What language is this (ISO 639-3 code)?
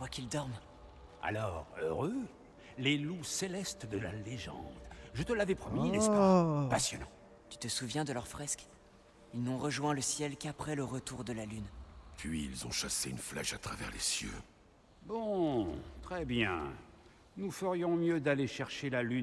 fra